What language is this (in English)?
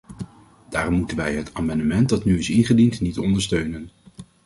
Dutch